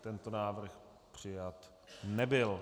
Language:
Czech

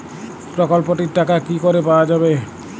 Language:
Bangla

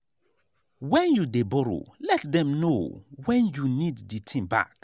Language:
Nigerian Pidgin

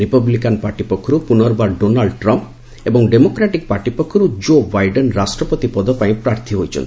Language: Odia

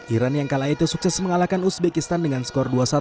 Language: Indonesian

